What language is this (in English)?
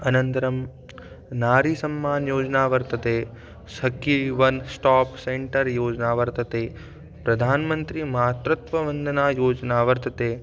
Sanskrit